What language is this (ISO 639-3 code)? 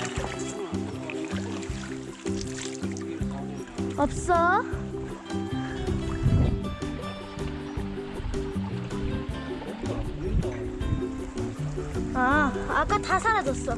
kor